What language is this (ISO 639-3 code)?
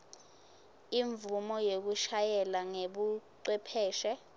ssw